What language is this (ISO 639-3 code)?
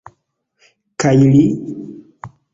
epo